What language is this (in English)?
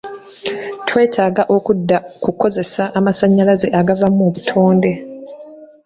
Ganda